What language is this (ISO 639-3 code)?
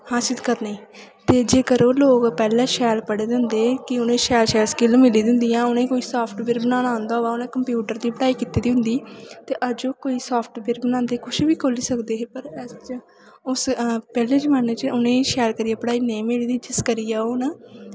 doi